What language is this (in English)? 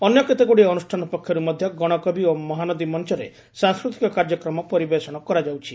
Odia